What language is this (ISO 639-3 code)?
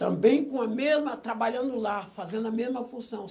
por